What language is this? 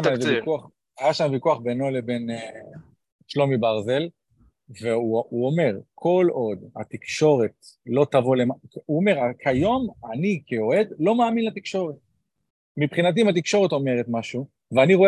Hebrew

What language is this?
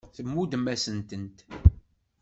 Kabyle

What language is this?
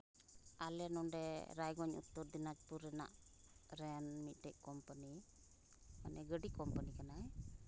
Santali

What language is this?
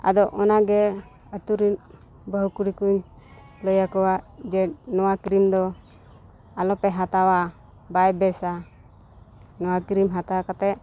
Santali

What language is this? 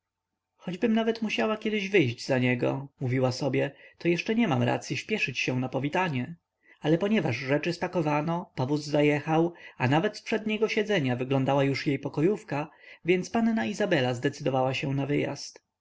Polish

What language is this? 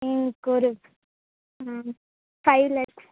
Tamil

